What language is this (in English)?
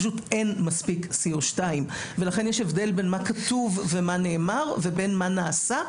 Hebrew